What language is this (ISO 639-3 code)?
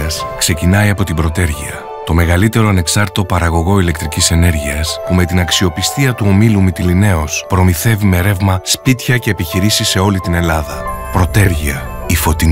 ell